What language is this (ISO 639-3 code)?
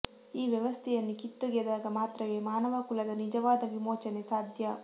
kan